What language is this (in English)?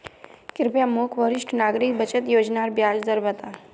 Magahi